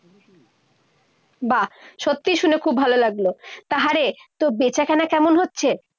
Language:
Bangla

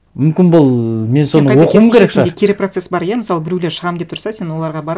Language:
Kazakh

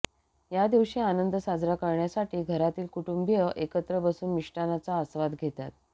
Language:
Marathi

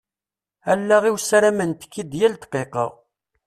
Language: Kabyle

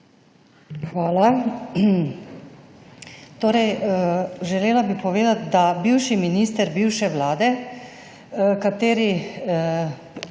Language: Slovenian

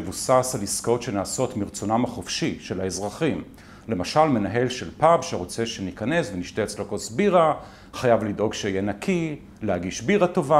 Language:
Hebrew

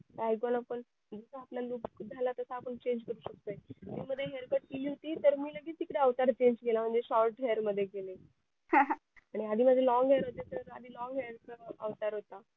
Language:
Marathi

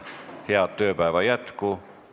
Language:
Estonian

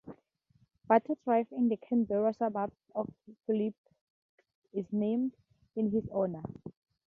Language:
English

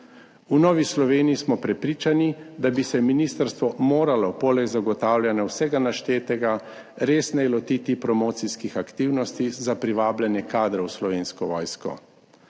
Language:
Slovenian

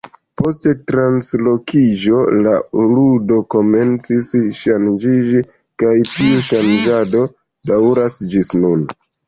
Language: Esperanto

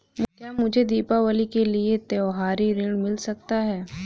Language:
Hindi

